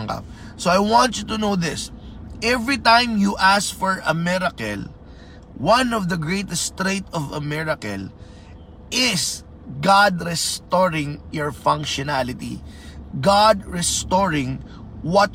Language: Filipino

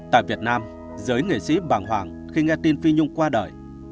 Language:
Vietnamese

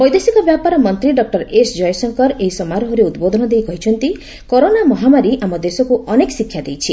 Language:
Odia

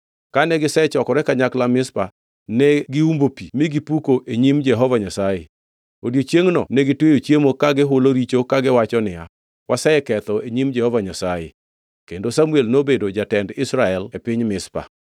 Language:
Luo (Kenya and Tanzania)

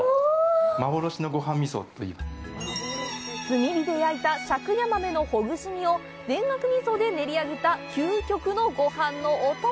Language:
Japanese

